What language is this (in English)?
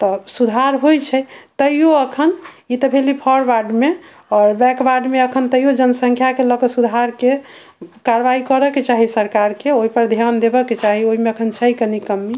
Maithili